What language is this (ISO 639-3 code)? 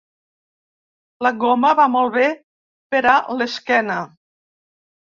cat